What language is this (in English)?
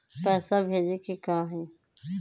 Magahi